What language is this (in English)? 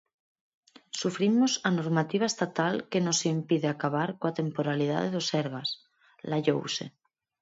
Galician